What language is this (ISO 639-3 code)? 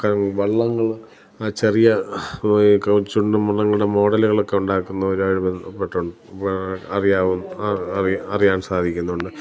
mal